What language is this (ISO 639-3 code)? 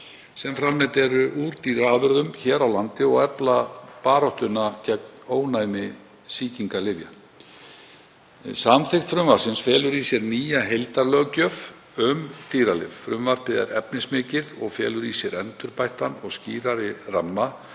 isl